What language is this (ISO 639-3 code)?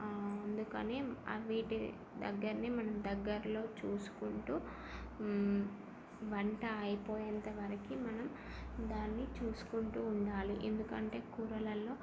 tel